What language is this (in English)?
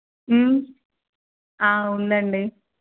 Telugu